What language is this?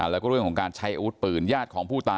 Thai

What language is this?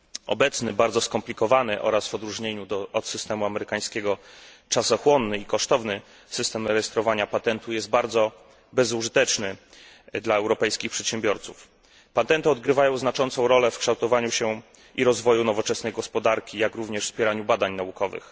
Polish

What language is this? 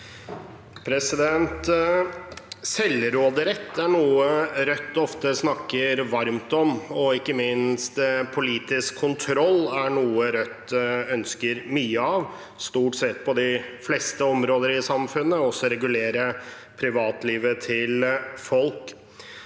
Norwegian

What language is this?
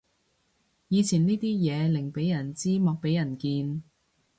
Cantonese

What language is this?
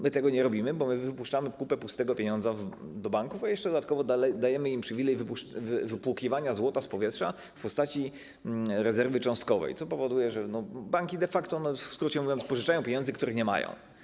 Polish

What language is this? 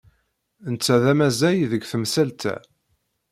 Kabyle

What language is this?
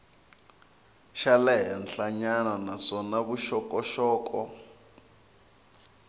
Tsonga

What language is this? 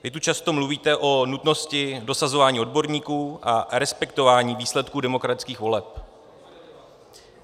Czech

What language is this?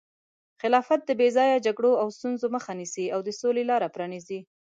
Pashto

